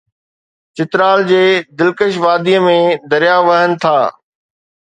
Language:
Sindhi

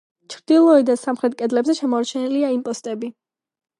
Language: Georgian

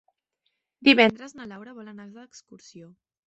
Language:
Catalan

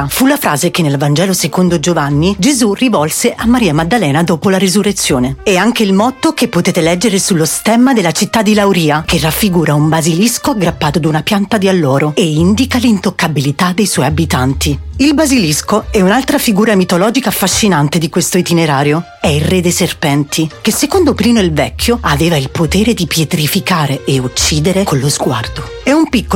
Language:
Italian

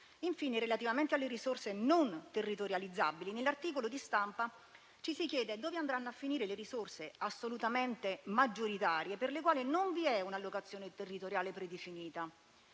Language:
Italian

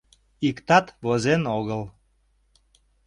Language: Mari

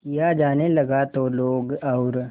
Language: Hindi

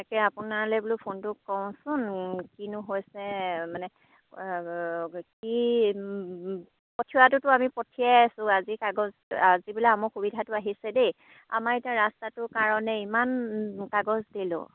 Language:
Assamese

